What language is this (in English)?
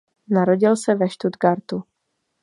Czech